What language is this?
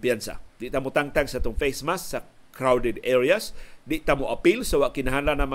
Filipino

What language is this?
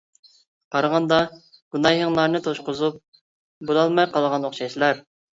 Uyghur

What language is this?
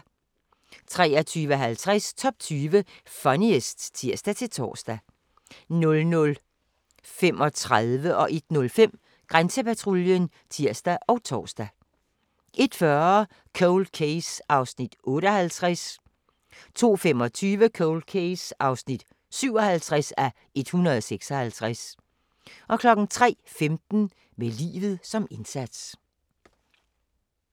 Danish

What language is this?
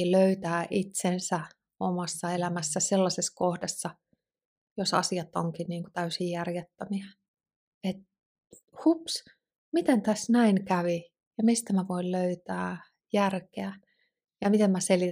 Finnish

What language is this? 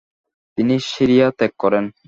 Bangla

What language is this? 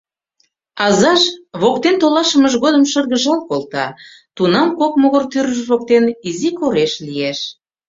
Mari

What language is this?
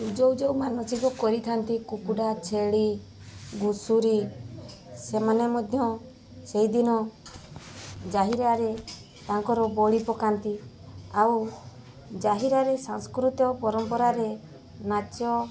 Odia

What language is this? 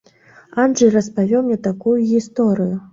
Belarusian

